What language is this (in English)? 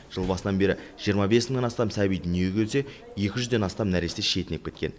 Kazakh